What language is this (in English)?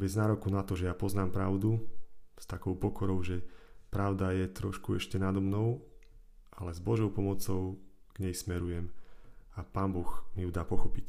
Slovak